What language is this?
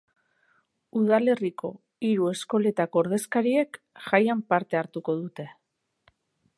Basque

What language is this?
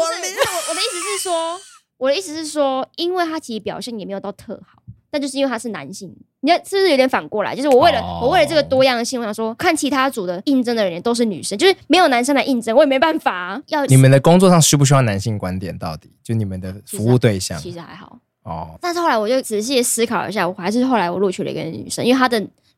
Chinese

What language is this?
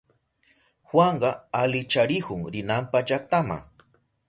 Southern Pastaza Quechua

